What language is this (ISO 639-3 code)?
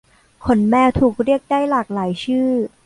tha